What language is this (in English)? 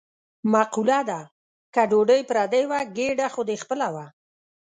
Pashto